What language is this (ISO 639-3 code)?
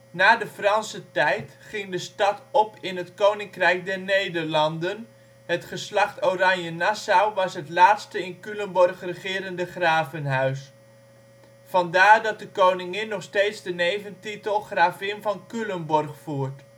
nld